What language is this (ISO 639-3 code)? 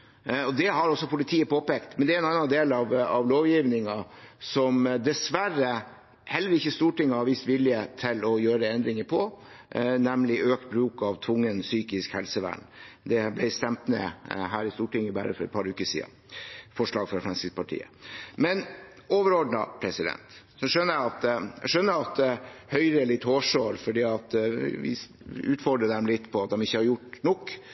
nob